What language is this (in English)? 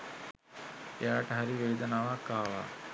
Sinhala